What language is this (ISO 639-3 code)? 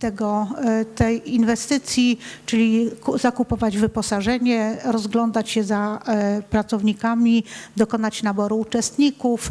pol